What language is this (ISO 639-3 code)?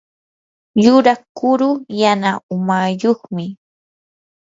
qur